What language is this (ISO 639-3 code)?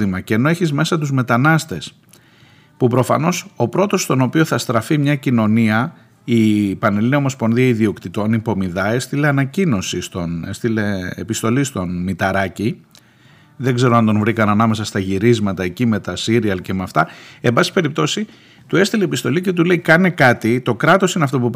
ell